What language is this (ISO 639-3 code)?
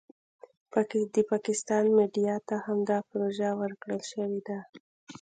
pus